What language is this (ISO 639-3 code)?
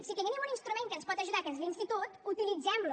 cat